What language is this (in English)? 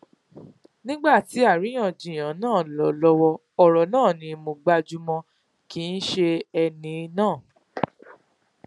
Yoruba